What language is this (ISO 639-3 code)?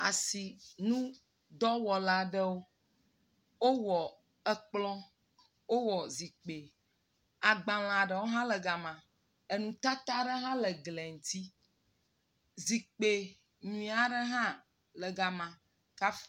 ewe